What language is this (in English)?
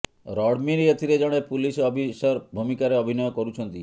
Odia